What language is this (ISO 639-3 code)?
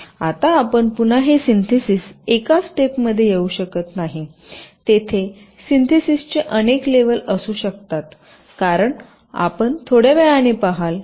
mar